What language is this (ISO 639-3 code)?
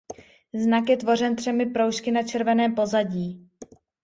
ces